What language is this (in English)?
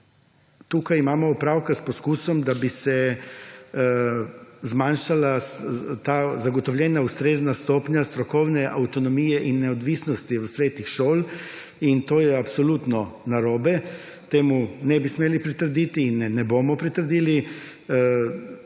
Slovenian